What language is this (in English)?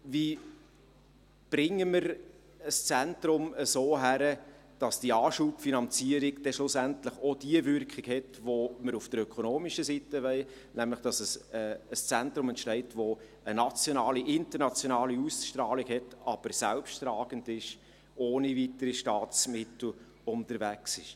Swiss German